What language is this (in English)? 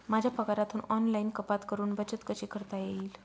Marathi